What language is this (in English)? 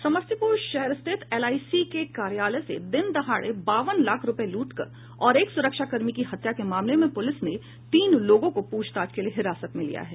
Hindi